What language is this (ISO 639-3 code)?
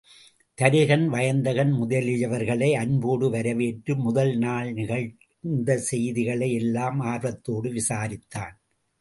tam